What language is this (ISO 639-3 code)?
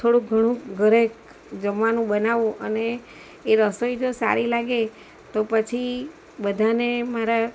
guj